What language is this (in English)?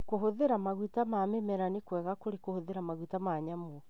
Kikuyu